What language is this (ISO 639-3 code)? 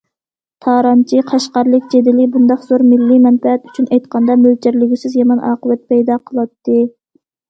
uig